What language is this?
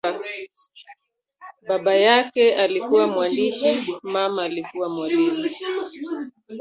Swahili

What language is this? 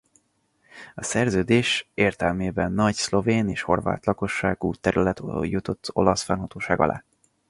Hungarian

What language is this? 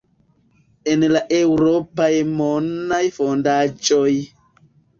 Esperanto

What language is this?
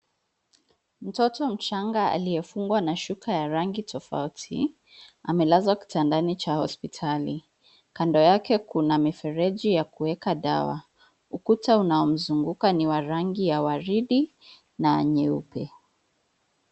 Swahili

